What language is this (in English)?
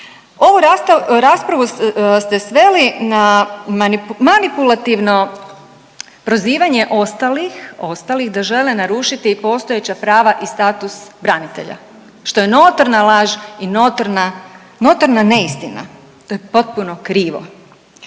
Croatian